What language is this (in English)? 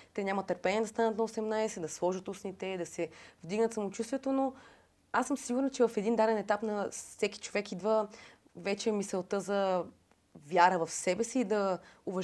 Bulgarian